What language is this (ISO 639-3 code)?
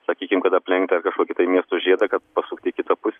lit